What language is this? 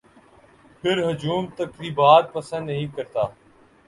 Urdu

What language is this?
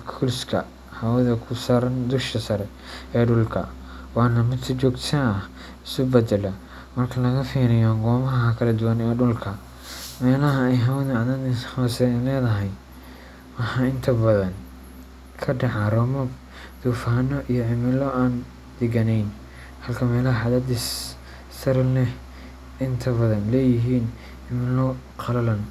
Somali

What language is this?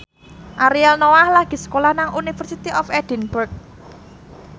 Javanese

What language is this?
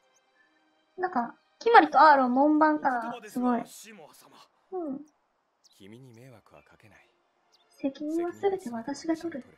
Japanese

